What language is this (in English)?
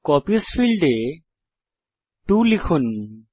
Bangla